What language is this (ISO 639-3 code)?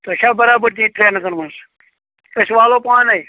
kas